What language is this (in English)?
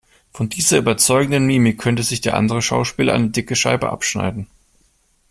German